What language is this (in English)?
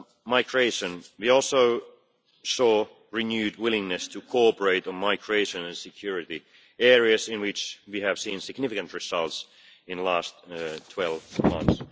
English